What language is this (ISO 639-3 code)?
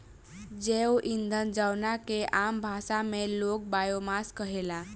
bho